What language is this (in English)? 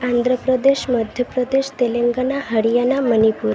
Odia